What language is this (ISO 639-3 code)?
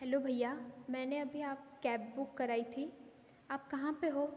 hin